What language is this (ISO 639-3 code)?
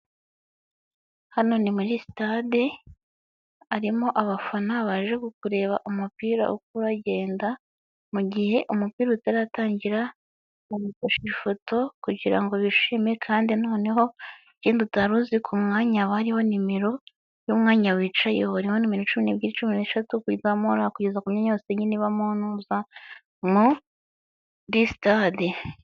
kin